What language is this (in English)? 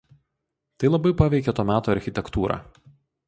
Lithuanian